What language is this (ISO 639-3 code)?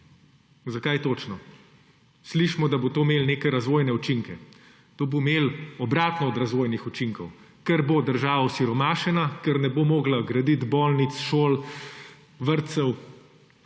slv